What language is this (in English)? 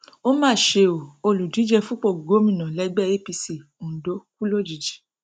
Yoruba